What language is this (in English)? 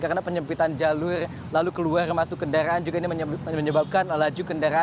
Indonesian